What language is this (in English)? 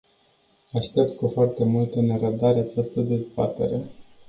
Romanian